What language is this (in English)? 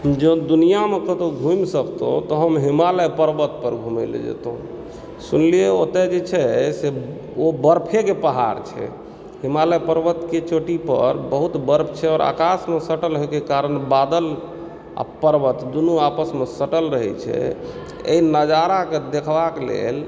Maithili